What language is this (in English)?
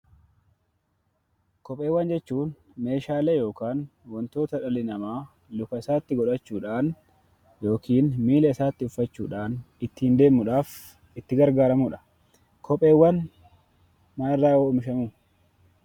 Oromo